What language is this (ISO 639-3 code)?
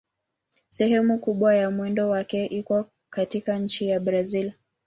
swa